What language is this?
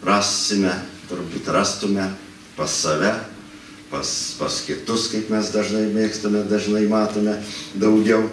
Lithuanian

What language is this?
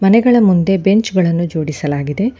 Kannada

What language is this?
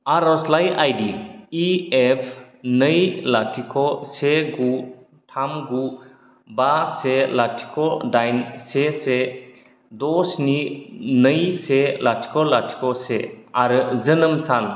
Bodo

